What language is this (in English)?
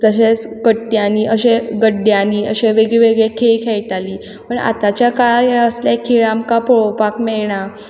Konkani